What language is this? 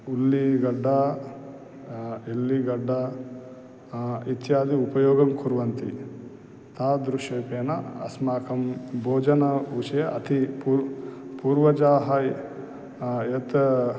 Sanskrit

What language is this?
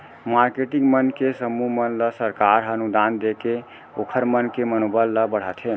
Chhattisgarhi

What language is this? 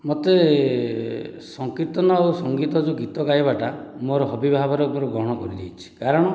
Odia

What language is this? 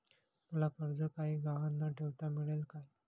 Marathi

